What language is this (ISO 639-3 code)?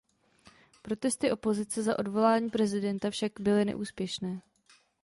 ces